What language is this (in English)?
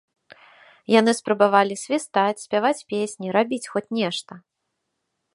Belarusian